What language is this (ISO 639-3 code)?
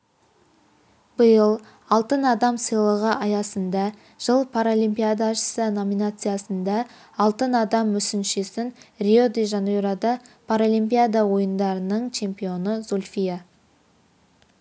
kaz